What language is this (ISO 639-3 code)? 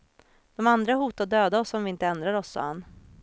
swe